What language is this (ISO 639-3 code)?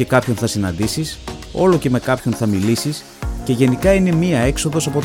ell